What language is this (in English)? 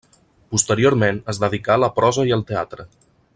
Catalan